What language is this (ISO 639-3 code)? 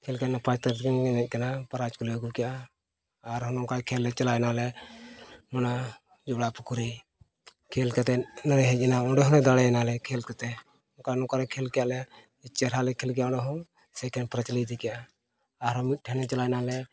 sat